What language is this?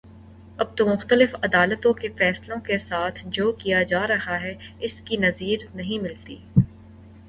Urdu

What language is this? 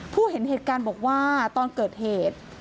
Thai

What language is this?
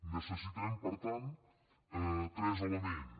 Catalan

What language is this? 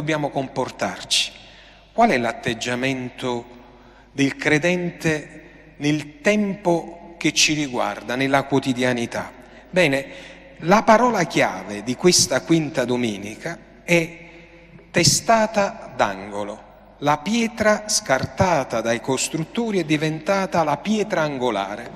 Italian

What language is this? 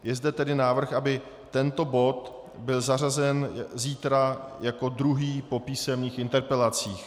Czech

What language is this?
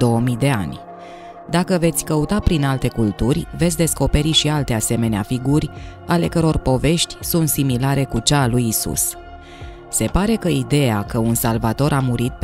Romanian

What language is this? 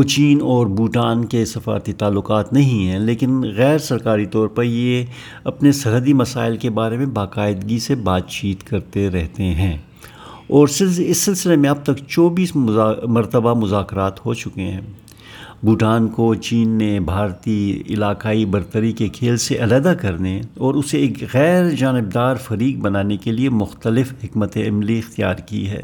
Urdu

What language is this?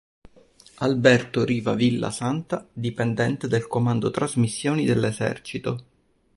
Italian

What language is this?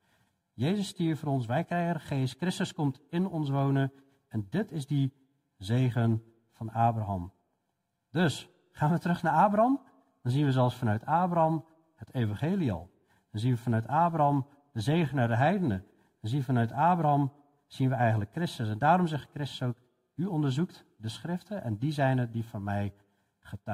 Dutch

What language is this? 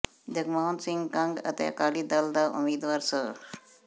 Punjabi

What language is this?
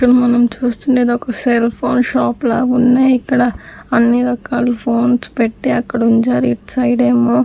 Telugu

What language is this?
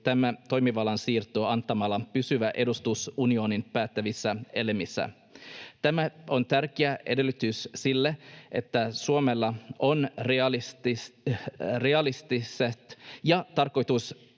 Finnish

